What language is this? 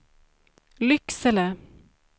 Swedish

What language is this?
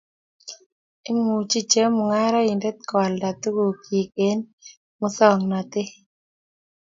Kalenjin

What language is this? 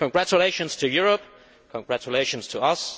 English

